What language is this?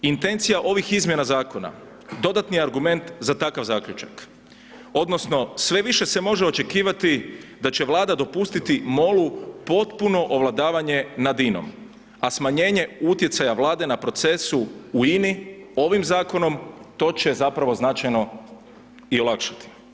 Croatian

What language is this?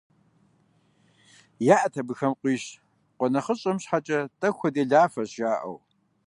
Kabardian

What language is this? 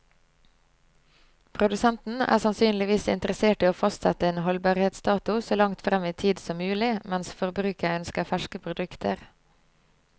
Norwegian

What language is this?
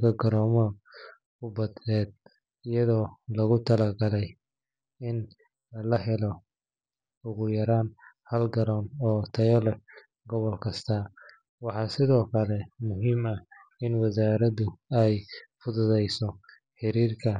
Somali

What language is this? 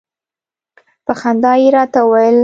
Pashto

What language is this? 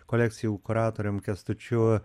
Lithuanian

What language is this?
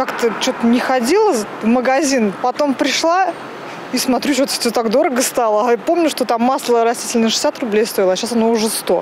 Russian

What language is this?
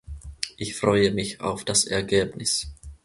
German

